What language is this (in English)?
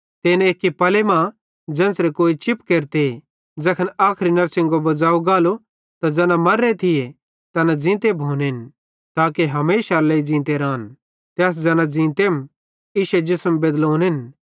Bhadrawahi